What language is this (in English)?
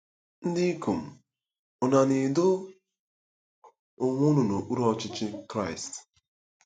Igbo